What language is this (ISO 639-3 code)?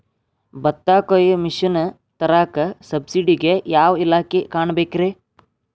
kan